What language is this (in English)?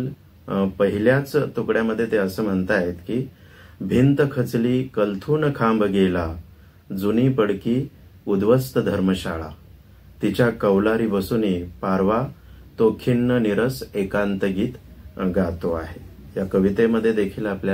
Marathi